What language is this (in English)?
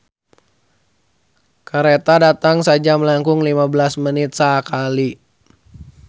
Sundanese